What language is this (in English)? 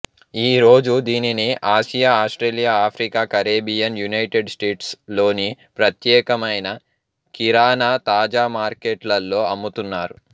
Telugu